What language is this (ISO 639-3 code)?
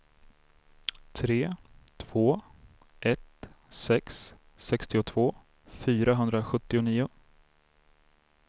swe